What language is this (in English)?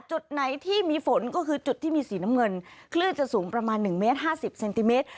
Thai